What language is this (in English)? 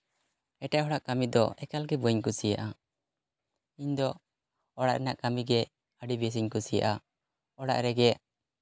Santali